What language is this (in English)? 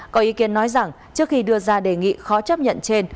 Vietnamese